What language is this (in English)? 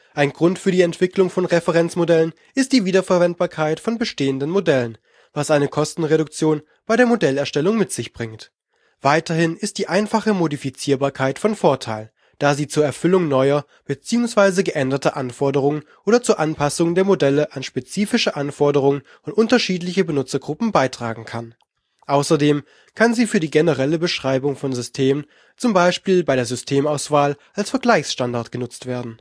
German